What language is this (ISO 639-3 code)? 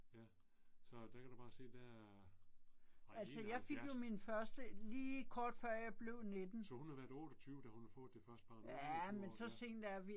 dan